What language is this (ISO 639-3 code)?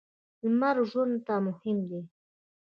pus